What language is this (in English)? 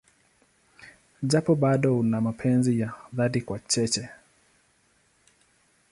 Swahili